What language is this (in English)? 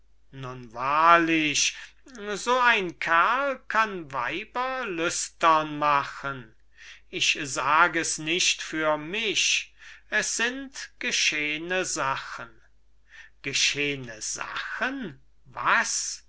German